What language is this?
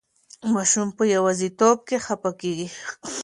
Pashto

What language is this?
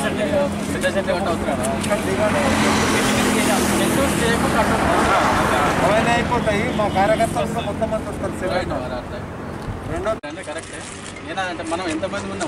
Indonesian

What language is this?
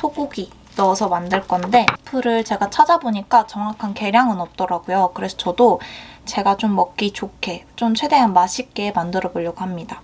Korean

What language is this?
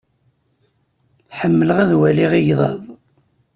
Kabyle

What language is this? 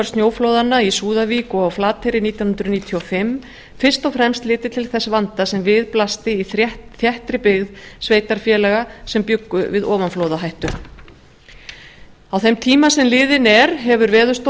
Icelandic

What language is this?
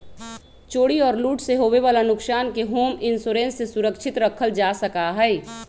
Magahi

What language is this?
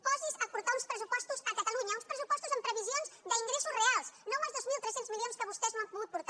Catalan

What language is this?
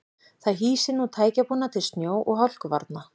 Icelandic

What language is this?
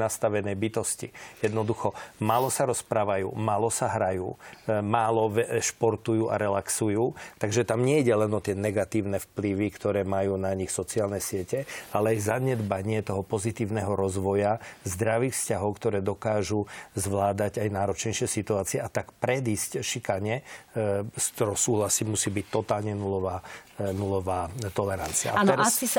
Slovak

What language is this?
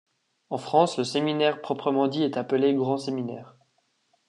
French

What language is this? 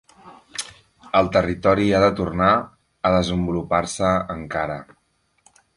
Catalan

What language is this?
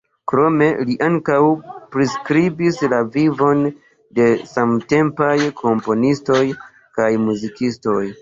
Esperanto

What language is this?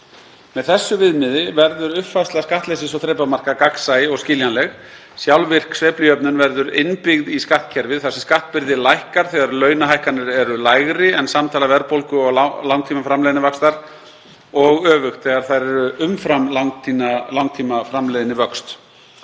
Icelandic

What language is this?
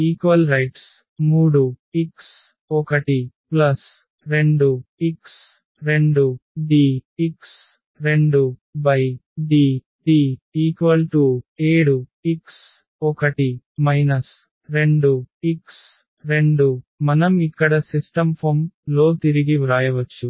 Telugu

